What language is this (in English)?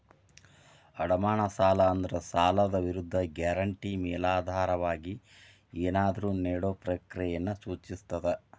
Kannada